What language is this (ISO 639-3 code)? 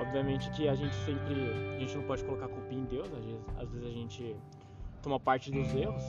por